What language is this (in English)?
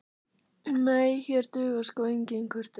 Icelandic